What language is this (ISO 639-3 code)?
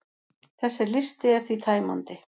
isl